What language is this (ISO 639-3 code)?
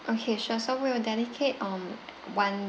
eng